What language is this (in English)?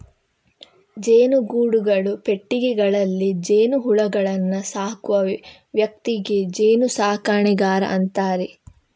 Kannada